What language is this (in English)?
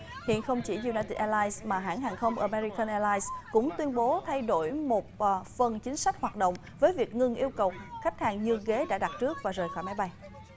Vietnamese